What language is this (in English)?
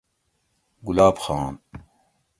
Gawri